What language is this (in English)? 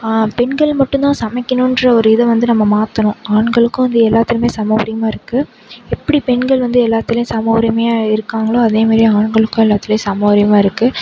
Tamil